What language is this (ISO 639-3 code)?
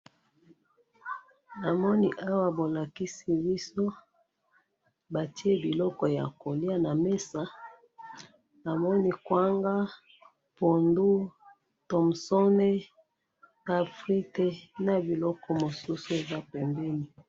lin